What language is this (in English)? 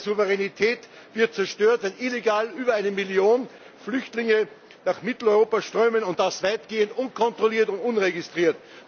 German